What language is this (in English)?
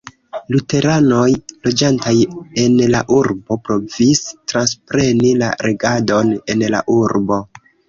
Esperanto